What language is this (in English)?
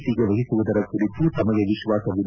Kannada